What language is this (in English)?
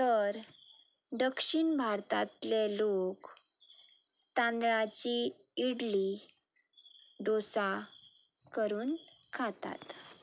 Konkani